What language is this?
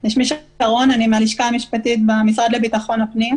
Hebrew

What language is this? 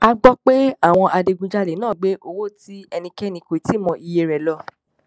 Yoruba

